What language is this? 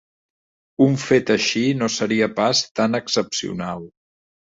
Catalan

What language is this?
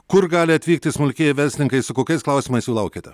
Lithuanian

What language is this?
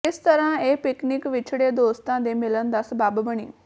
Punjabi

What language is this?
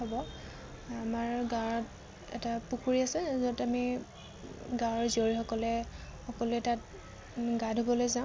Assamese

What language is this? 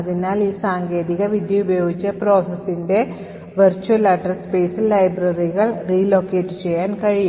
Malayalam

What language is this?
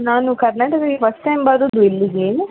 Kannada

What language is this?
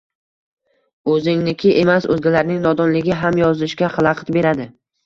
Uzbek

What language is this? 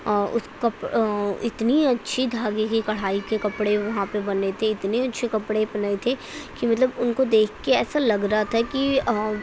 Urdu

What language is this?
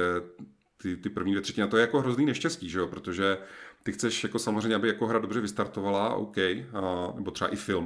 Czech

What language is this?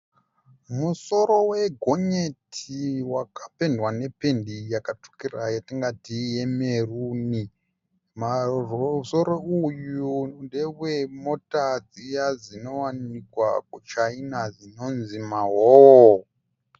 Shona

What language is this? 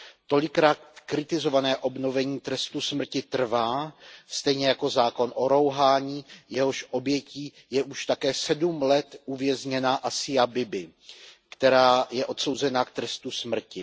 Czech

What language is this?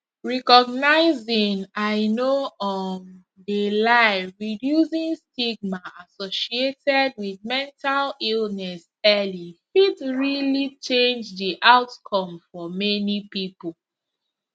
Nigerian Pidgin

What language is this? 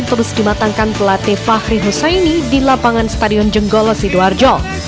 Indonesian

